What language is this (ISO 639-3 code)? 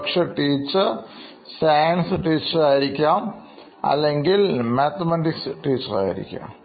mal